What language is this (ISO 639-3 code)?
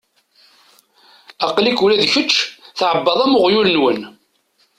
kab